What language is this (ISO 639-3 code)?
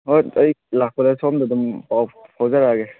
mni